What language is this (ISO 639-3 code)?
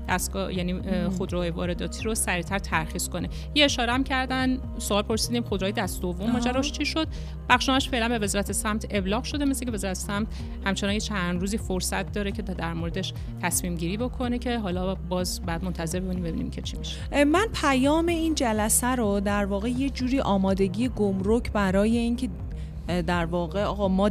fas